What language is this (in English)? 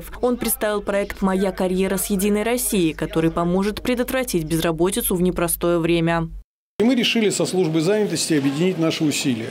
Russian